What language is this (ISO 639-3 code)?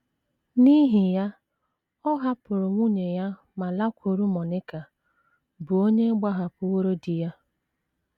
ibo